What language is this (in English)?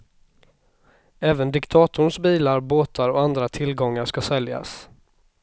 Swedish